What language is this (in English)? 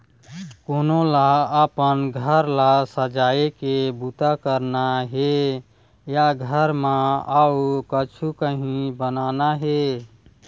Chhattisgarhi